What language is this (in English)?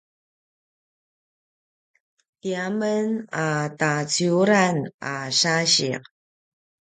Paiwan